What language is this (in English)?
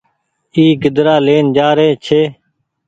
Goaria